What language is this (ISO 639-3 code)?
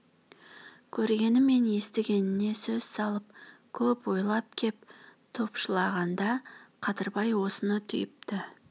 kaz